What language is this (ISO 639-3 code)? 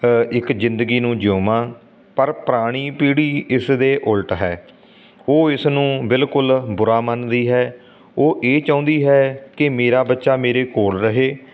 pan